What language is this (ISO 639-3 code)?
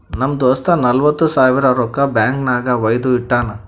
kan